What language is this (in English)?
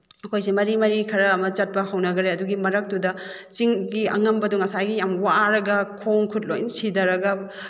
Manipuri